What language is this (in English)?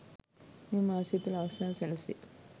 Sinhala